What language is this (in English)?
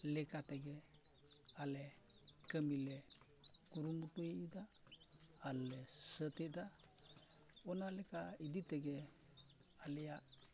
Santali